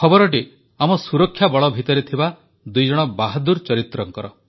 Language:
Odia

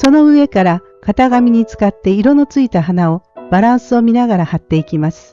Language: Japanese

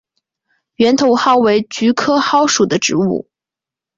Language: Chinese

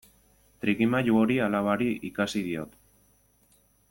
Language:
Basque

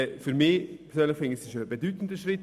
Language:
Swiss German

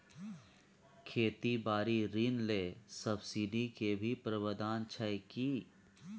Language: Maithili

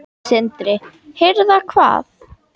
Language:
Icelandic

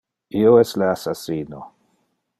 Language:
Interlingua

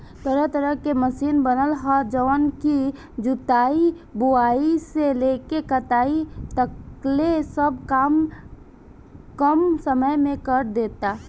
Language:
Bhojpuri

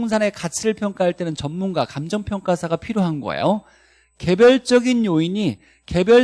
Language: Korean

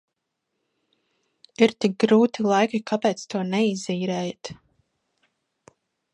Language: Latvian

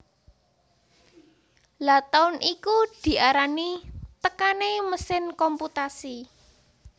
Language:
Javanese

